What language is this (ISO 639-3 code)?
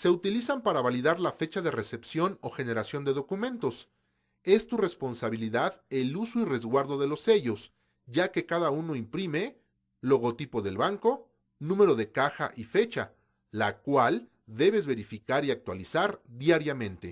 spa